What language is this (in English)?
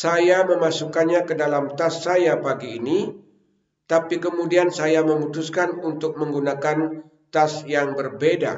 Indonesian